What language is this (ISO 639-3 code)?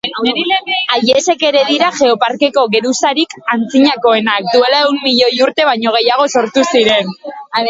eus